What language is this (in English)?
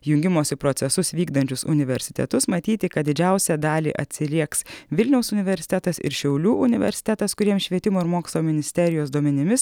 Lithuanian